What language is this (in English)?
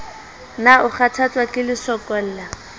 Southern Sotho